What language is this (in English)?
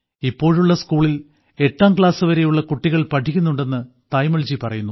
Malayalam